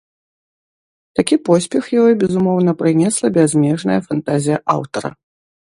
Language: Belarusian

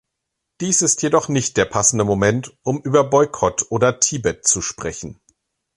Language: German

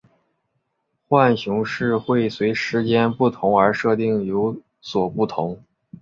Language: Chinese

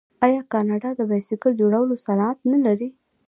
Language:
Pashto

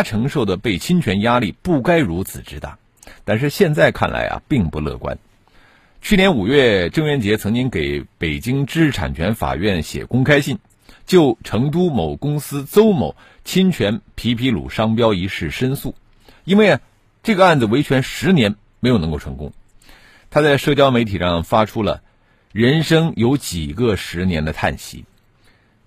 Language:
Chinese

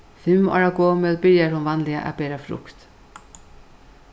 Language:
Faroese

